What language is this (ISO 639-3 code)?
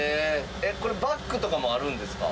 jpn